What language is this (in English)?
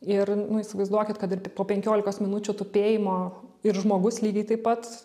Lithuanian